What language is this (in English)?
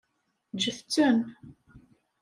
Kabyle